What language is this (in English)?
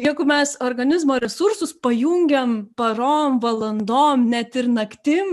Lithuanian